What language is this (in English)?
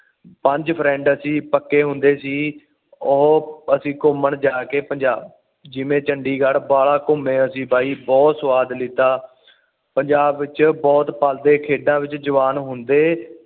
Punjabi